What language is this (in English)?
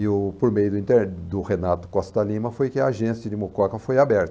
Portuguese